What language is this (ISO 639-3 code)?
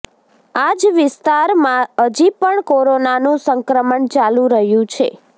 guj